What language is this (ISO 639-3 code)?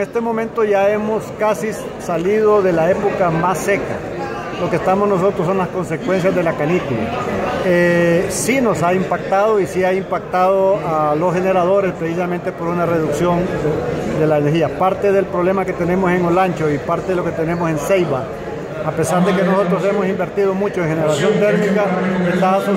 spa